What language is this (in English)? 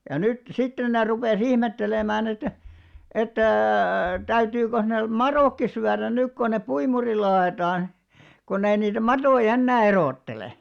Finnish